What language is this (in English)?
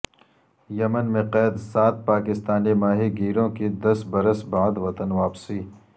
Urdu